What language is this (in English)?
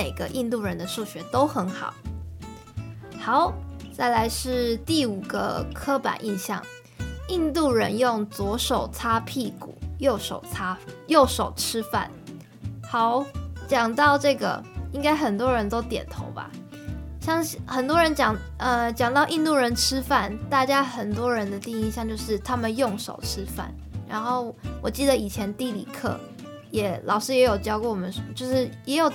Chinese